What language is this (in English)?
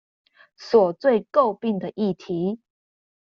Chinese